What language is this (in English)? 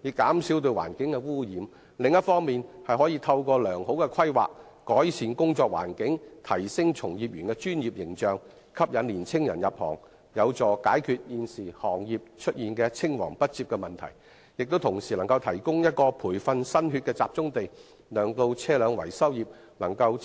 Cantonese